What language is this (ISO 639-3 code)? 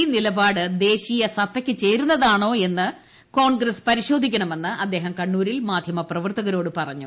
mal